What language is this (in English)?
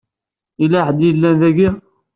Kabyle